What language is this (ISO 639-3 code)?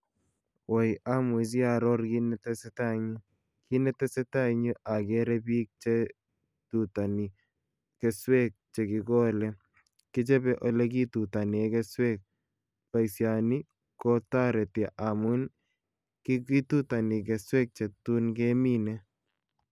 kln